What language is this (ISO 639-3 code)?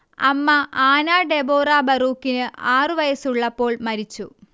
mal